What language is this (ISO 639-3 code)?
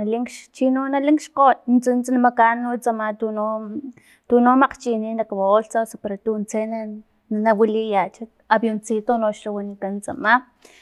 tlp